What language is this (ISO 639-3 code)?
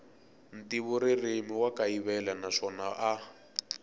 tso